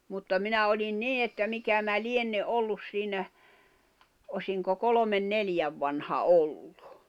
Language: Finnish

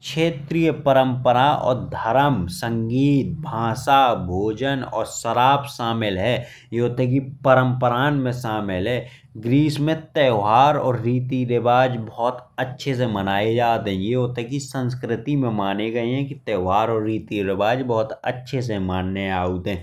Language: Bundeli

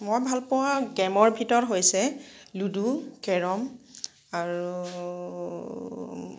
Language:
Assamese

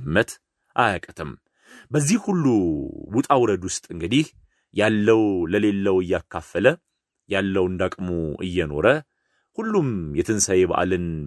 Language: Amharic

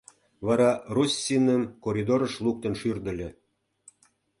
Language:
Mari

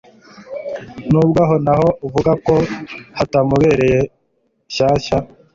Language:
Kinyarwanda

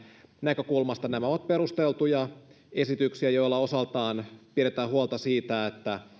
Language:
Finnish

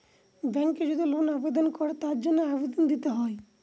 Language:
Bangla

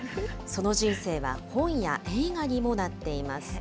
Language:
Japanese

